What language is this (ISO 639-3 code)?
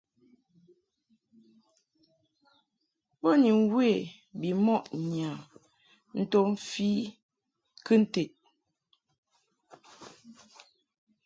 mhk